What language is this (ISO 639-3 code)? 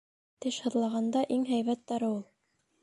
bak